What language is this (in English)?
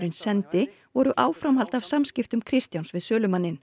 Icelandic